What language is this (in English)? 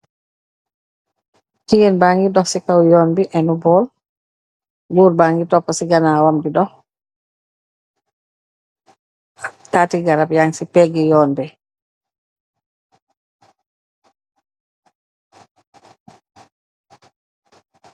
Wolof